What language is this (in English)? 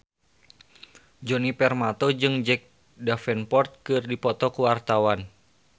Sundanese